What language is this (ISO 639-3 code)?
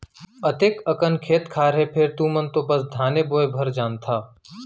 hne